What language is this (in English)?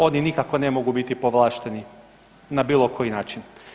Croatian